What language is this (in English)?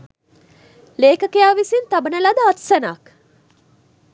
Sinhala